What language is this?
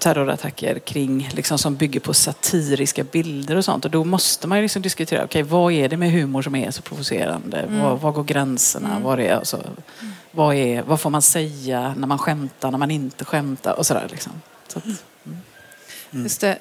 Swedish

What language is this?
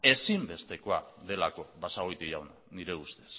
Basque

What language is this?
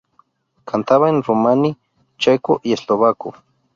Spanish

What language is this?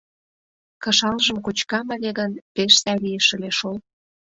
Mari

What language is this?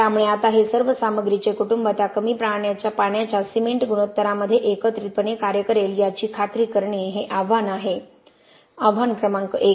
Marathi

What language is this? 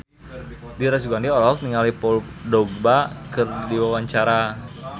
Sundanese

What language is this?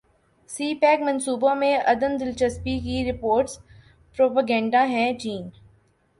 Urdu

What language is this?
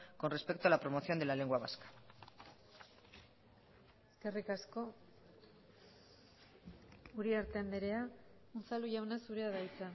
Basque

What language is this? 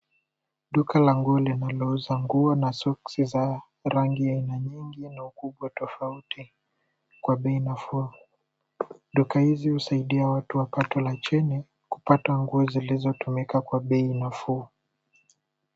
Swahili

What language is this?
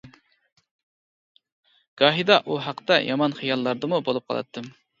Uyghur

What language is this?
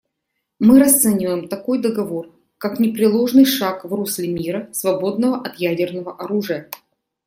Russian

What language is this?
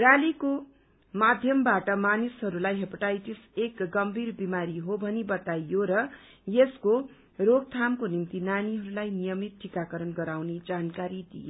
Nepali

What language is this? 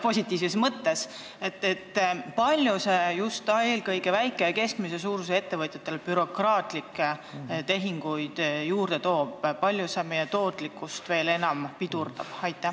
Estonian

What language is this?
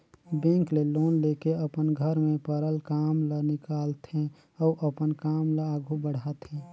Chhattisgarhi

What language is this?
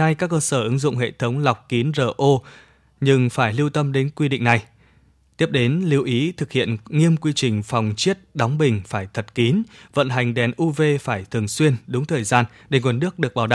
Vietnamese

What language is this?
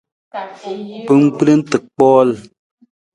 Nawdm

